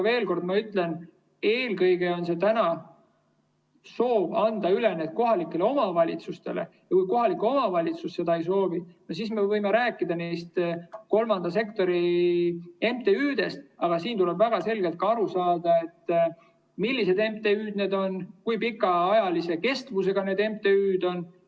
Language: Estonian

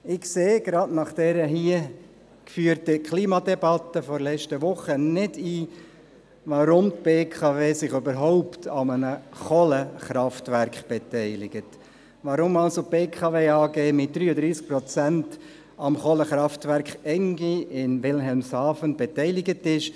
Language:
Swiss German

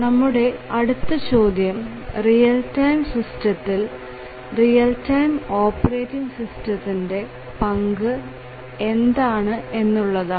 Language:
Malayalam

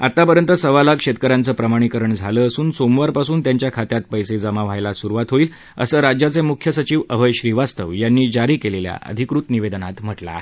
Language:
Marathi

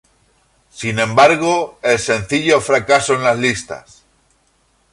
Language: Spanish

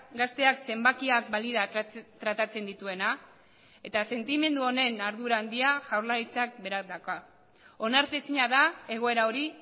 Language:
Basque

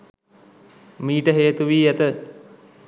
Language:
Sinhala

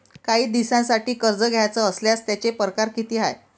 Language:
Marathi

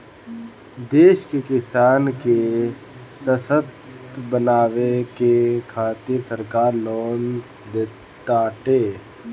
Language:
Bhojpuri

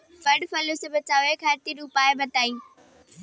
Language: Bhojpuri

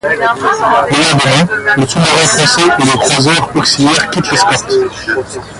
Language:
French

